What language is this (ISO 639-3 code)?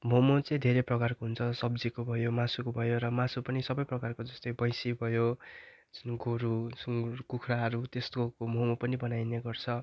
nep